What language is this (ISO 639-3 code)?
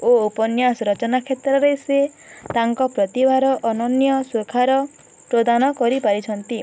ori